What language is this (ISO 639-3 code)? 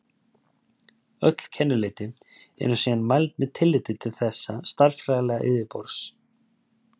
isl